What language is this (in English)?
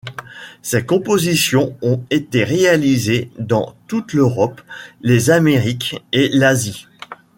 French